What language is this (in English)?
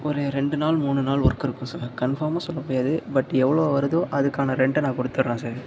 Tamil